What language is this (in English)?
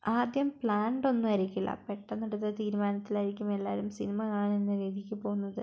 Malayalam